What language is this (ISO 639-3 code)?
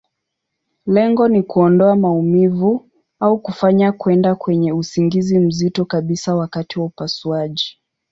swa